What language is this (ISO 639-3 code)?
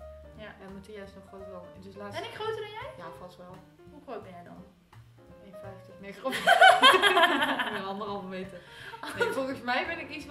nld